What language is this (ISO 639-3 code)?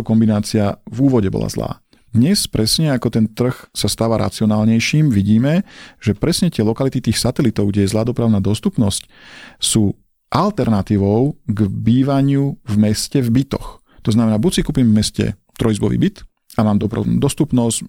slk